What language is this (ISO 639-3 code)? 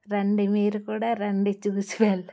tel